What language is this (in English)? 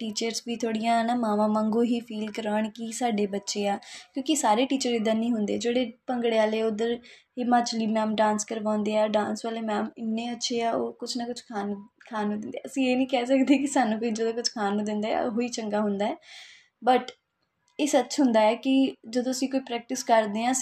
Punjabi